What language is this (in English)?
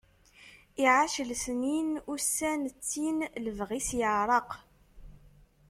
Kabyle